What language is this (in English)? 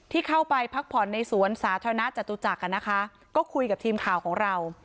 Thai